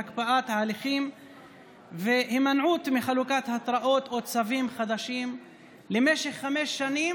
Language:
Hebrew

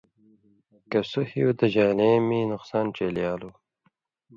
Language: Indus Kohistani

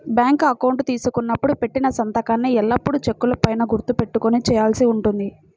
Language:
Telugu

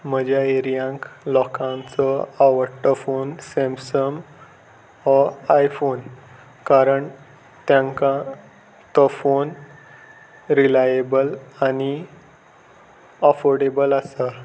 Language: Konkani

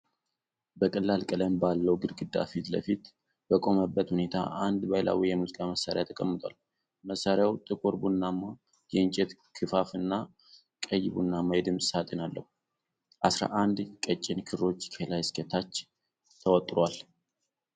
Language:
Amharic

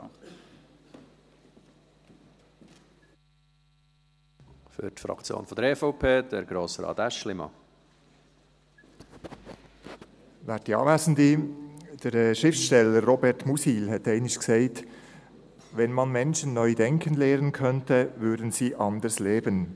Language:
Swiss German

